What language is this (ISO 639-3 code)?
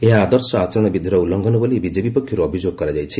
ori